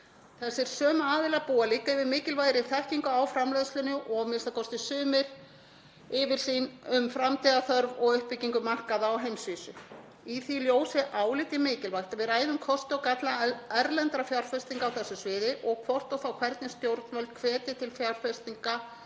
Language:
Icelandic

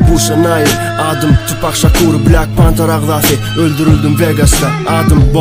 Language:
Turkish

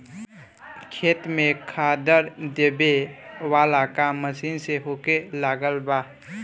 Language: Bhojpuri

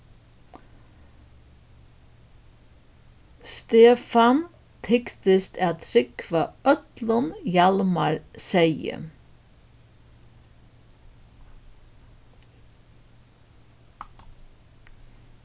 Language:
Faroese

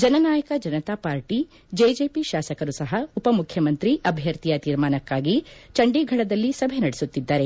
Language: Kannada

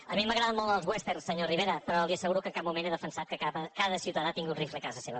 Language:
Catalan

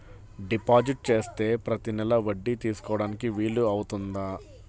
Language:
Telugu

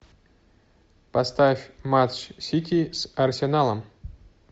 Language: Russian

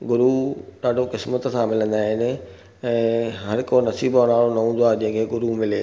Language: Sindhi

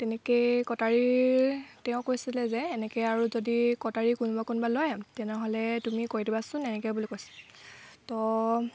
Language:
Assamese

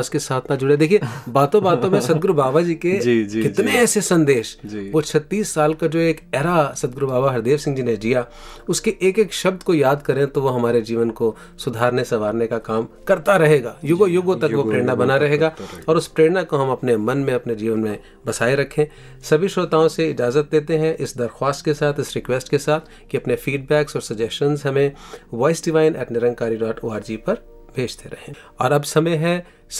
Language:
Hindi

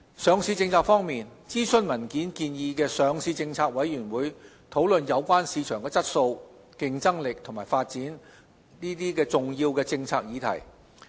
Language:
Cantonese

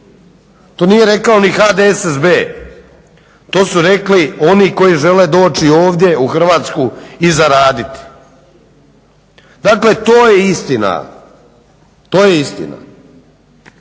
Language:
Croatian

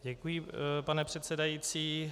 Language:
Czech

